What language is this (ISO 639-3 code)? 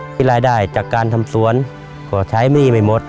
tha